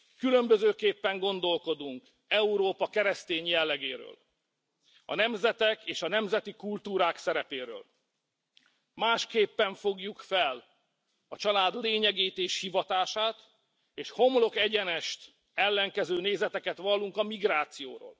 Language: Hungarian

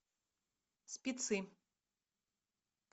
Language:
Russian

